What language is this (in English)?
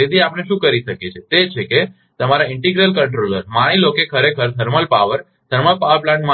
Gujarati